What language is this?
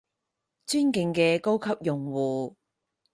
Cantonese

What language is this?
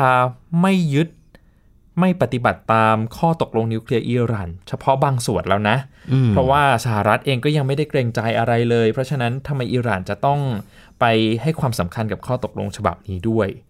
Thai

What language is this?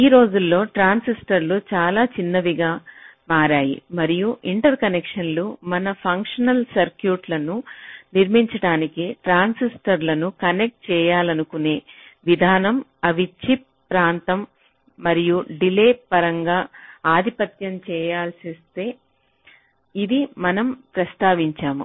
Telugu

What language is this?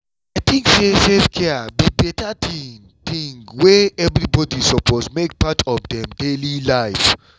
Nigerian Pidgin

